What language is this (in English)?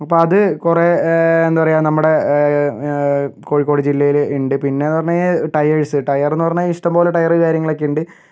Malayalam